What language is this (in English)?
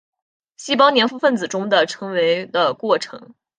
Chinese